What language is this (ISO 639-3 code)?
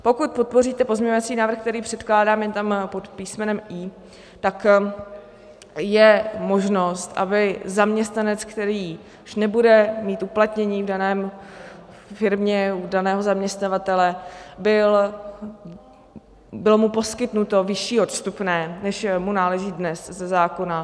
ces